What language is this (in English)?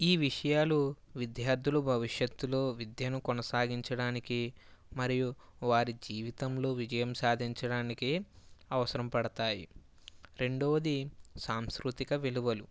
Telugu